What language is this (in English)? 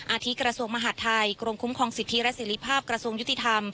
Thai